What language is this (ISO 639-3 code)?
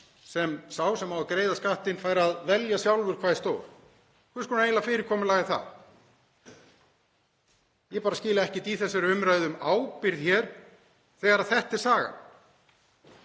isl